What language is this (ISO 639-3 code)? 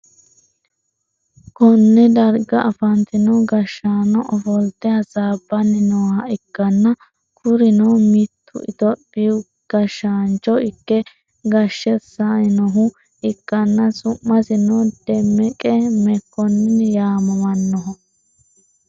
sid